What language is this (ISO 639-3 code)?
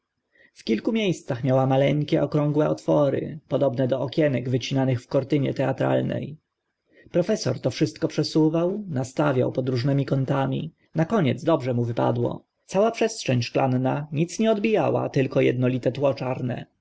pol